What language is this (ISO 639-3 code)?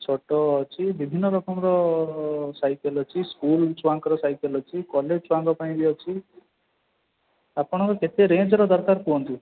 ori